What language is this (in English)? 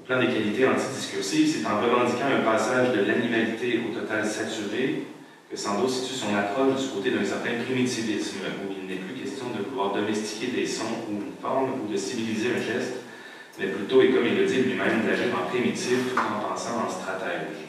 French